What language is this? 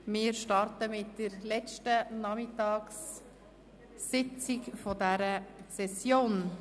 Swiss German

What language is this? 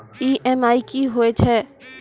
Maithili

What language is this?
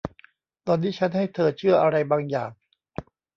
Thai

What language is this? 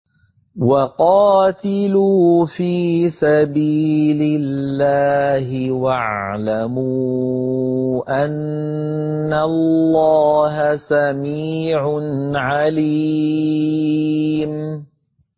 Arabic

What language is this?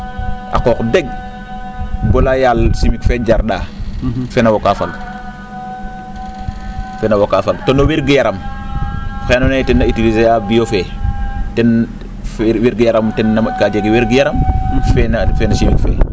Serer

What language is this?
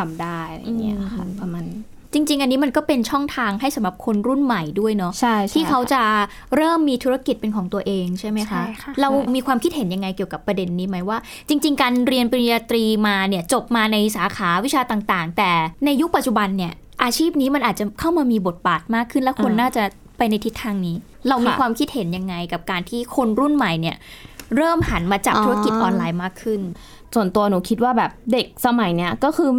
Thai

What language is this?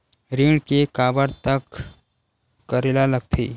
Chhattisgarhi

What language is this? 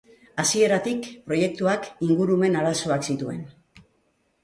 Basque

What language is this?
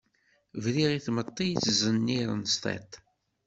Kabyle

